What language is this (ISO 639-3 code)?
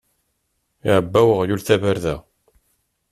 kab